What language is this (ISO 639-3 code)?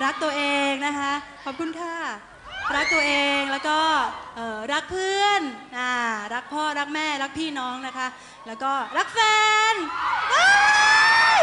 tha